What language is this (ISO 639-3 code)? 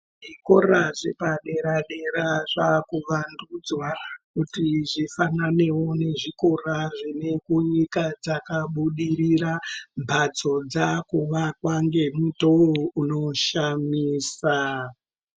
ndc